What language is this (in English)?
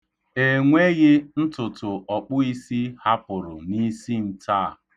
Igbo